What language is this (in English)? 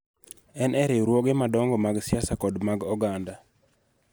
Luo (Kenya and Tanzania)